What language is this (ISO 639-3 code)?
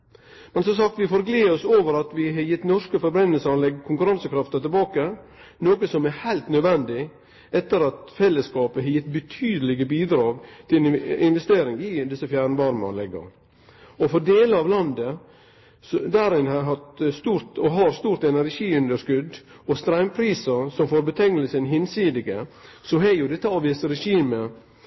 nno